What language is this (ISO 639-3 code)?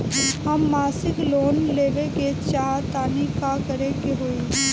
bho